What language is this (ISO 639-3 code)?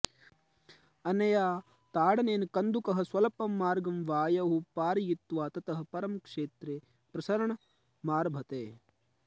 san